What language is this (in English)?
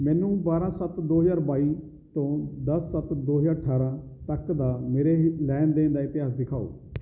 Punjabi